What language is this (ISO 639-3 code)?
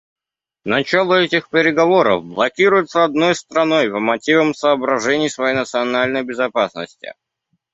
rus